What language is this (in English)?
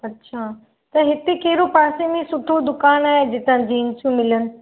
Sindhi